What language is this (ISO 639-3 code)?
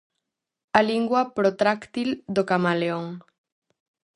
glg